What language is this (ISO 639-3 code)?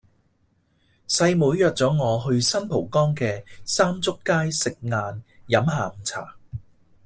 yue